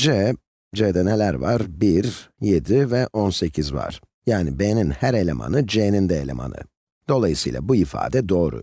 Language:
Turkish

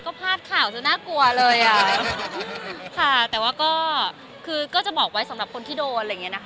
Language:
Thai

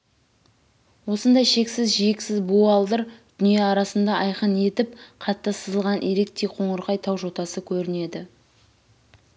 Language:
Kazakh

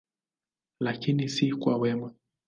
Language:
Swahili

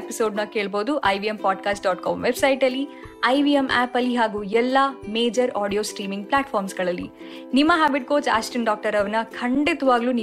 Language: Kannada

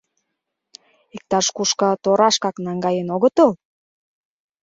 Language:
Mari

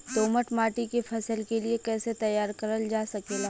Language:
Bhojpuri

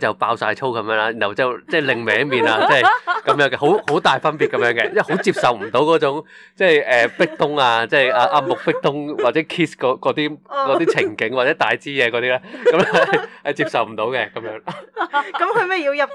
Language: Chinese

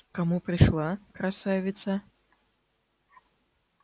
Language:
Russian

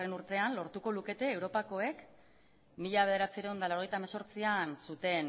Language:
Basque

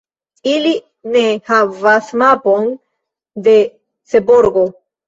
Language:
Esperanto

